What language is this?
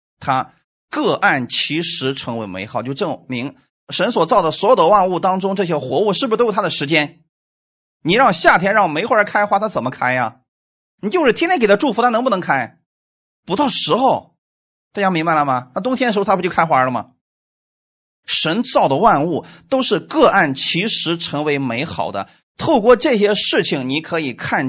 Chinese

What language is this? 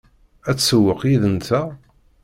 Kabyle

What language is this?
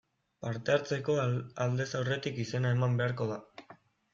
Basque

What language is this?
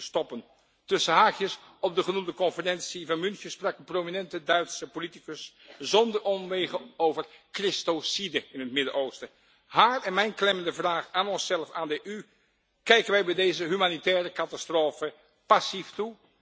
Dutch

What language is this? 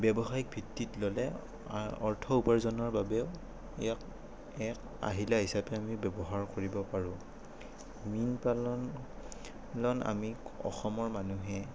Assamese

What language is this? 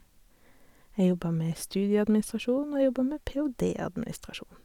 Norwegian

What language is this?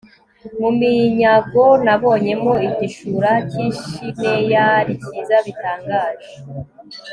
Kinyarwanda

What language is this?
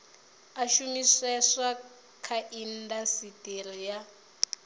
Venda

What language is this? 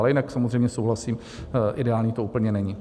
Czech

